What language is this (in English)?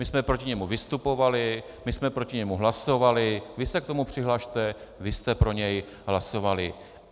Czech